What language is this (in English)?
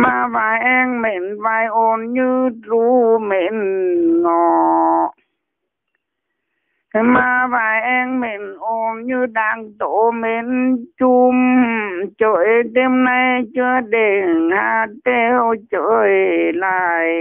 Vietnamese